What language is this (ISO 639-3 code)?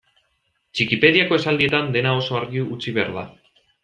eus